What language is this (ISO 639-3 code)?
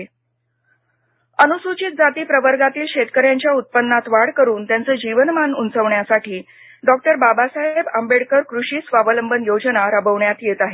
mar